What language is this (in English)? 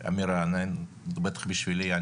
Hebrew